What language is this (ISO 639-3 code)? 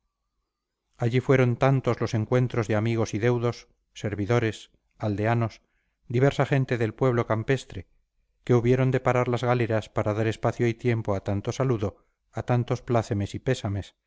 spa